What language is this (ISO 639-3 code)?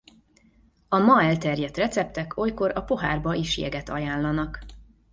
hun